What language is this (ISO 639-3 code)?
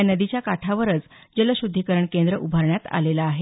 mar